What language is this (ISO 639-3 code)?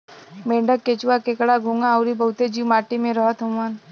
bho